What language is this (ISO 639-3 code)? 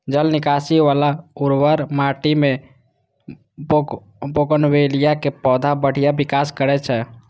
mai